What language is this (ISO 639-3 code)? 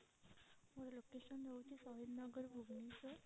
ori